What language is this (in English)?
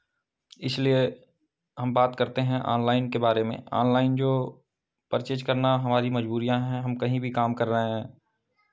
Hindi